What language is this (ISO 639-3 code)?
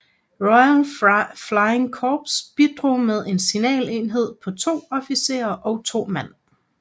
dan